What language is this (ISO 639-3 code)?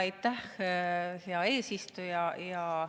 est